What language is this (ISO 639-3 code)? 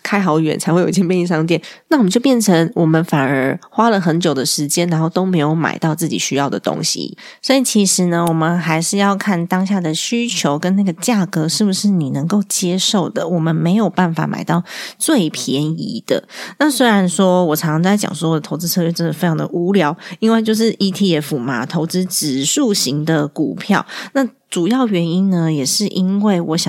zho